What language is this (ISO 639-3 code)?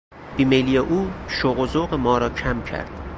fas